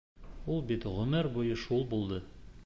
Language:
Bashkir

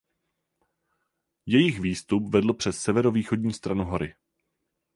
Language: Czech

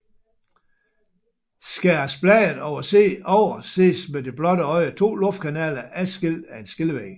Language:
Danish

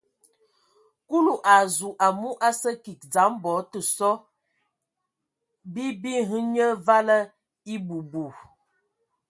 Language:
Ewondo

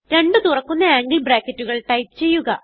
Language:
Malayalam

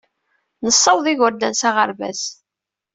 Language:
Kabyle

